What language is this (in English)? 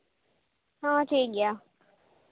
Santali